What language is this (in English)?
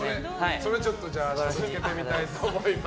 Japanese